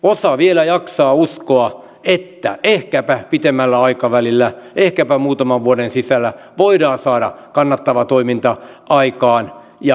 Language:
Finnish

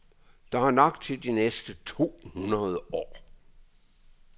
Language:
Danish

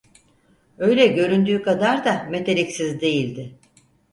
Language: Turkish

